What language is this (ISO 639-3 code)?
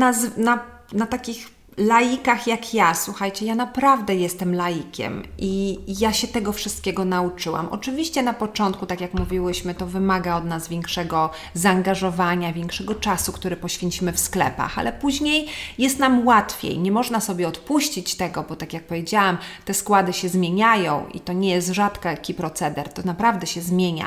pol